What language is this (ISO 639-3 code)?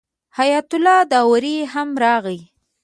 pus